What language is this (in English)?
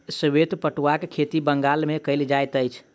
Maithili